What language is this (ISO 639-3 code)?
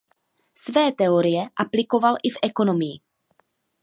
ces